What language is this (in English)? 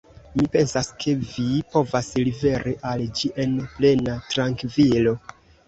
Esperanto